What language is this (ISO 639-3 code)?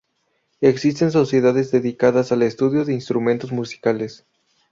spa